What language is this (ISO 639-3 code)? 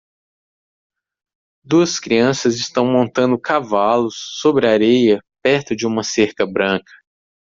por